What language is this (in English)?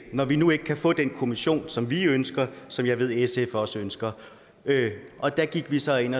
Danish